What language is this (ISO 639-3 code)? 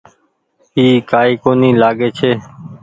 gig